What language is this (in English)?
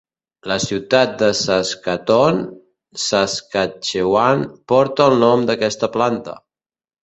Catalan